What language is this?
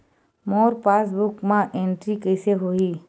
Chhattisgarhi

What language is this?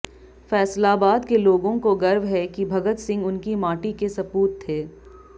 Hindi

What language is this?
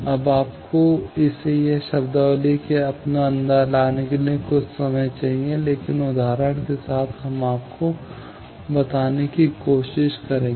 Hindi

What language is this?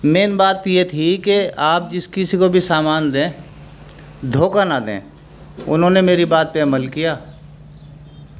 Urdu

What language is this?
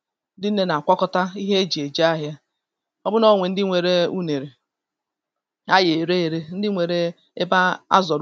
Igbo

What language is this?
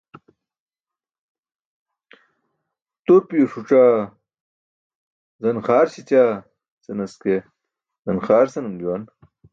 Burushaski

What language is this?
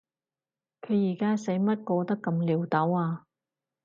Cantonese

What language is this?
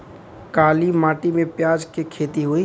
Bhojpuri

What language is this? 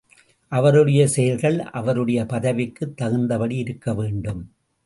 Tamil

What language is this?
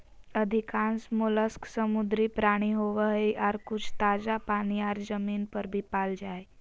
Magahi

